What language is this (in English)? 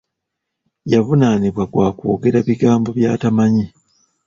Ganda